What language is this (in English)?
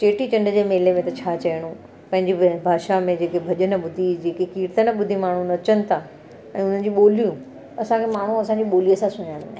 Sindhi